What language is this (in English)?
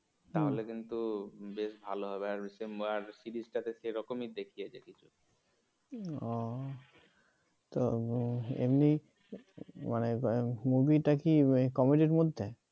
Bangla